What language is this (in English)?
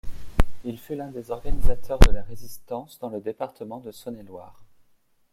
French